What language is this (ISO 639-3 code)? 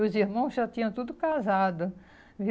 por